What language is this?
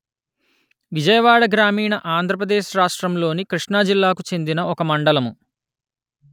Telugu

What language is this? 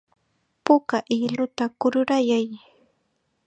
Chiquián Ancash Quechua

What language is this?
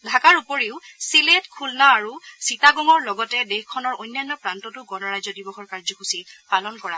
Assamese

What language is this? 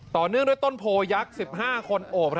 Thai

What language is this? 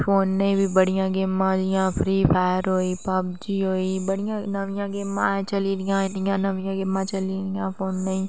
Dogri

